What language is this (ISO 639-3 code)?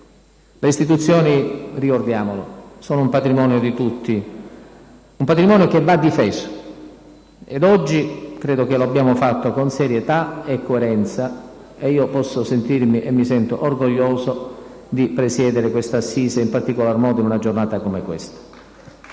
ita